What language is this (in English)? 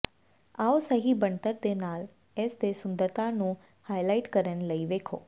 Punjabi